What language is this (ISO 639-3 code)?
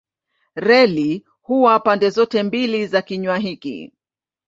swa